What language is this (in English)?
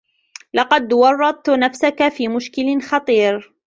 Arabic